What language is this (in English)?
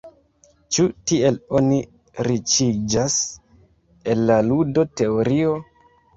Esperanto